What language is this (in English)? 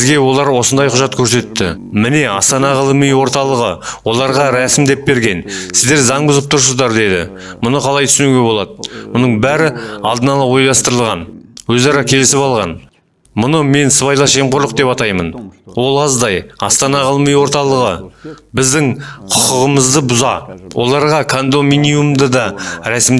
Turkish